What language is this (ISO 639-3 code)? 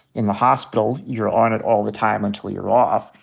eng